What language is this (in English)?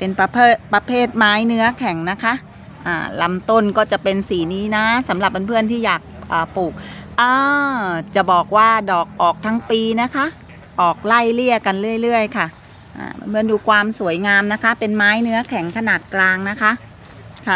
Thai